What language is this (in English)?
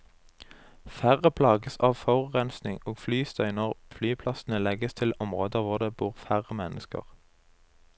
Norwegian